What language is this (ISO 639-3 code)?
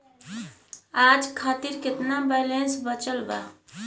bho